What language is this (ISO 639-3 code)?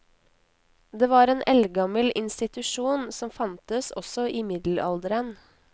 nor